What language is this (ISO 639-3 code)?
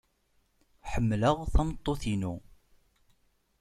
kab